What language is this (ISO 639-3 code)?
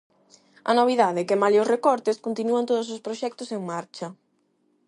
glg